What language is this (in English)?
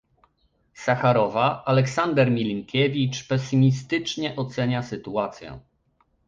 Polish